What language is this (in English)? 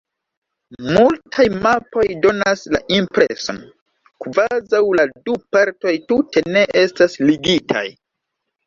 Esperanto